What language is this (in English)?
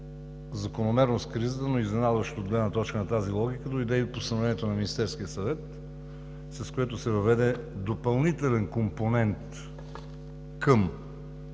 Bulgarian